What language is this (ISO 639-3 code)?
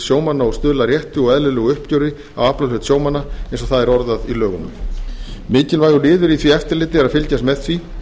isl